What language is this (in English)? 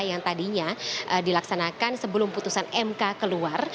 Indonesian